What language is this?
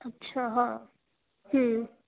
Hindi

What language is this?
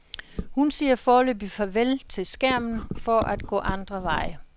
Danish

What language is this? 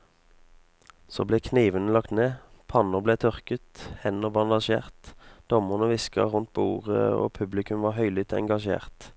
Norwegian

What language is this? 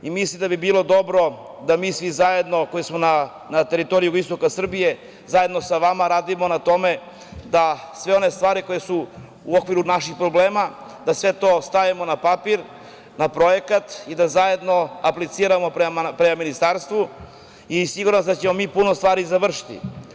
Serbian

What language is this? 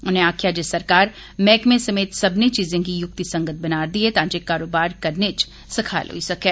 Dogri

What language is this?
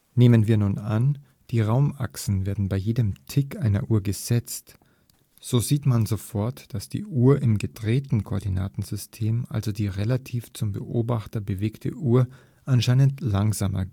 German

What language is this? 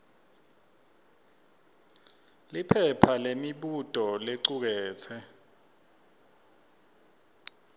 Swati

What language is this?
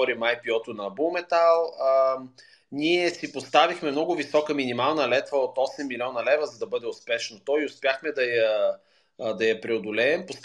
Bulgarian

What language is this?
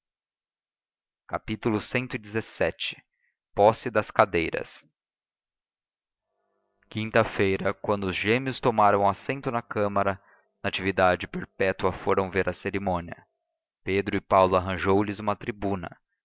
Portuguese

